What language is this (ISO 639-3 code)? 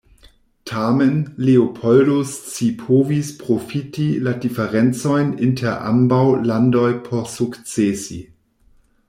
epo